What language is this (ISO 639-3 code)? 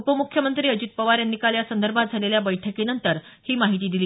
mar